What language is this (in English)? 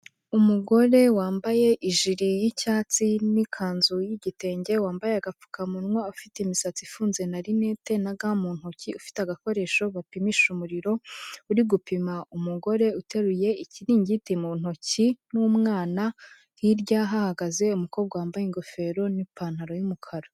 Kinyarwanda